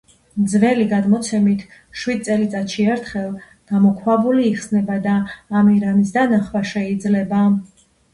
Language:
Georgian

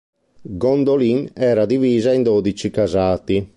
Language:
Italian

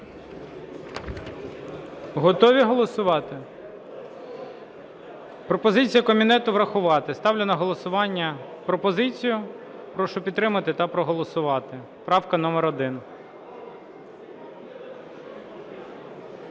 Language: Ukrainian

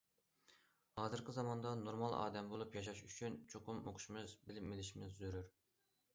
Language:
Uyghur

